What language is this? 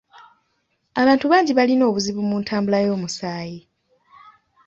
Ganda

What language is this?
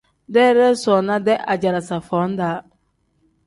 Tem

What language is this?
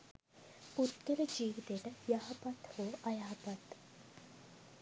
Sinhala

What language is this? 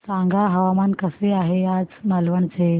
Marathi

